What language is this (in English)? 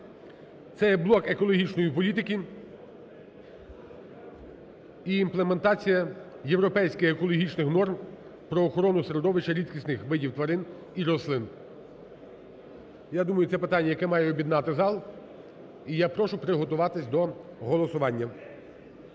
Ukrainian